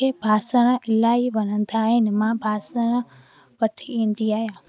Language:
Sindhi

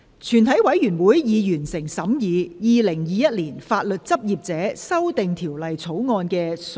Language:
Cantonese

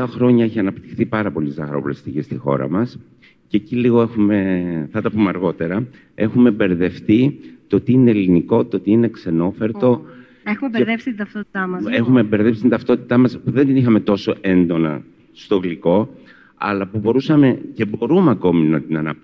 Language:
Greek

